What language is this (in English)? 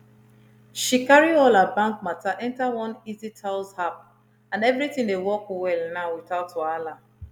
Nigerian Pidgin